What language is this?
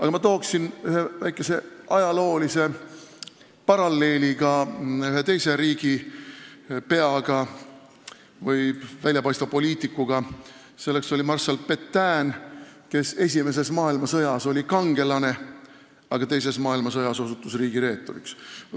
Estonian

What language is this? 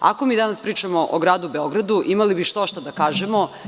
Serbian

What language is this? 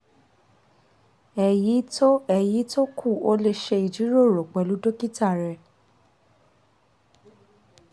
Yoruba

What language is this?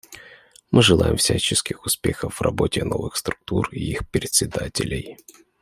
Russian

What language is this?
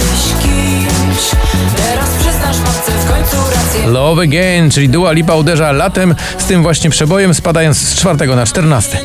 Polish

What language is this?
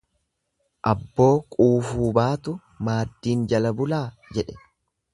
Oromo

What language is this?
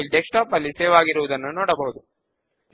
Telugu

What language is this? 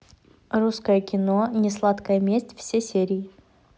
Russian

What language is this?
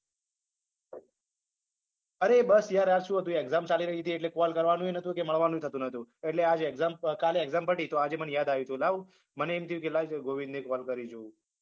Gujarati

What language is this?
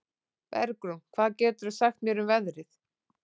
Icelandic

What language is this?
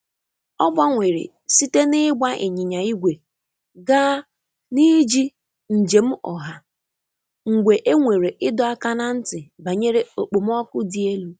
Igbo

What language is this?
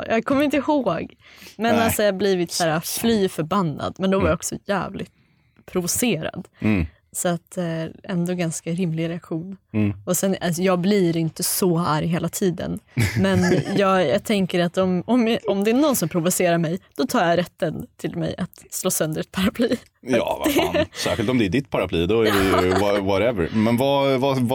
Swedish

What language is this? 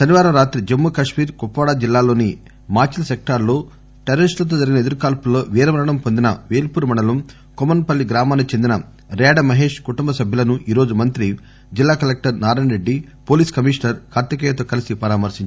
Telugu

